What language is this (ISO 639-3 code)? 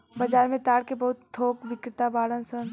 bho